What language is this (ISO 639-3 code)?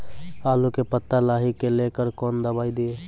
mai